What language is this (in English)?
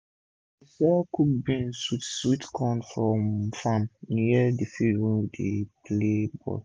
Nigerian Pidgin